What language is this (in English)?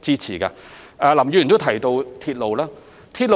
Cantonese